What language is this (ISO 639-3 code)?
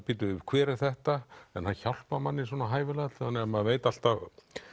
isl